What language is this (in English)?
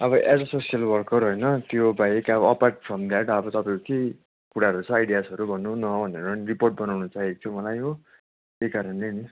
Nepali